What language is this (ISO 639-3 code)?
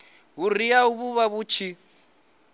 ven